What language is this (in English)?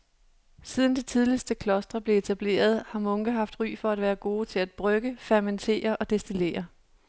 Danish